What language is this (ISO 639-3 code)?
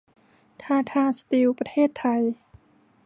tha